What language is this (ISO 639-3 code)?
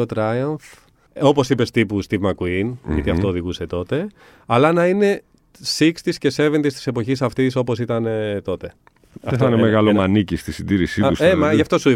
ell